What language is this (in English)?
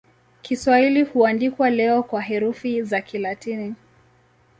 Swahili